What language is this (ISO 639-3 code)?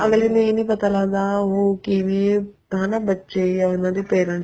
pan